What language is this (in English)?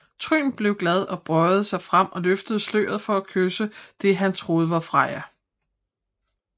Danish